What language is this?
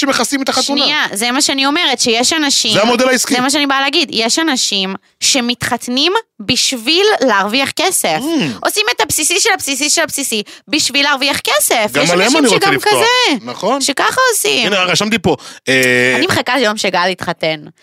Hebrew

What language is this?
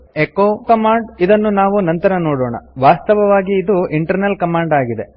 Kannada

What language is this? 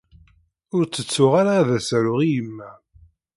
Kabyle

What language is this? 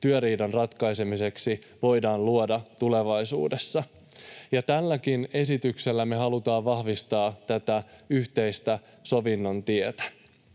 Finnish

